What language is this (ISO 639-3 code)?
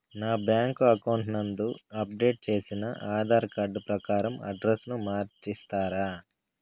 tel